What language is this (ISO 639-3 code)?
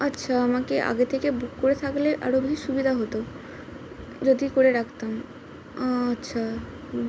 ben